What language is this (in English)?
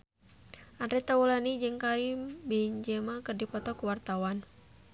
Sundanese